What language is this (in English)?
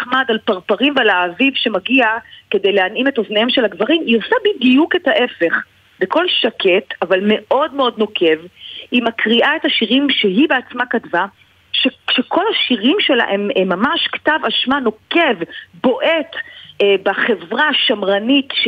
Hebrew